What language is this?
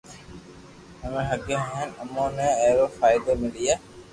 Loarki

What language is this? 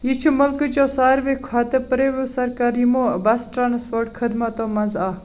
Kashmiri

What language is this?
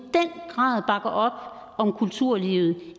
Danish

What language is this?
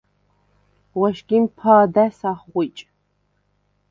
Svan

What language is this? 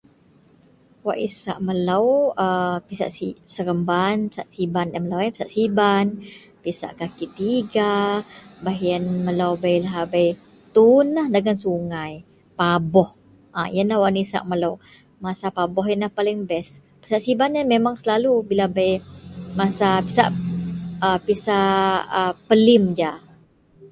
Central Melanau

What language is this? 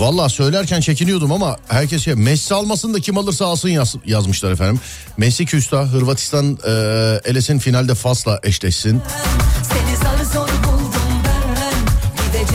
Turkish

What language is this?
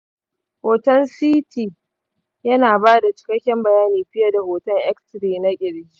Hausa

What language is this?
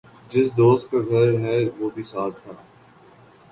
Urdu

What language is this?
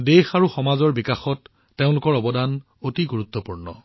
Assamese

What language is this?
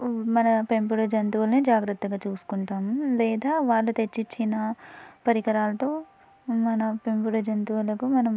Telugu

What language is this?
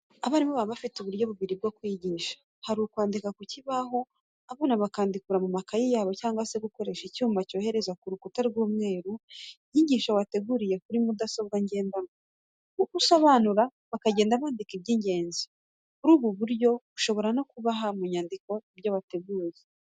Kinyarwanda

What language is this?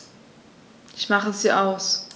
German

